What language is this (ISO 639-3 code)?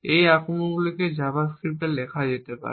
ben